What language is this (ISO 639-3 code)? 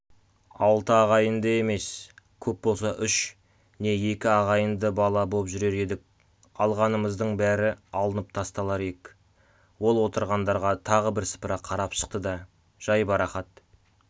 kaz